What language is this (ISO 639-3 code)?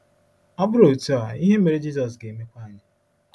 ibo